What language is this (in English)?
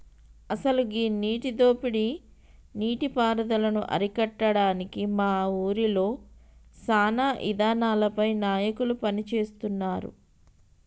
Telugu